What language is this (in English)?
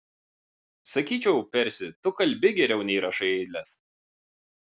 Lithuanian